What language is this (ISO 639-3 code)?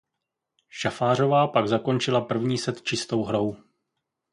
ces